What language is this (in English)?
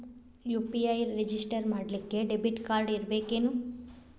Kannada